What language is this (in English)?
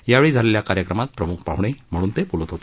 Marathi